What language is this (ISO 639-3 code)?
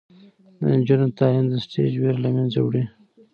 pus